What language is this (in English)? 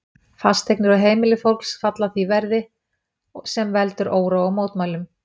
Icelandic